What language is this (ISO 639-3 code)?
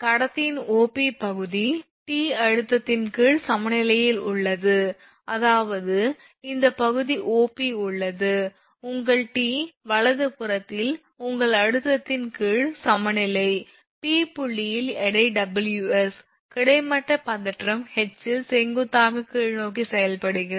tam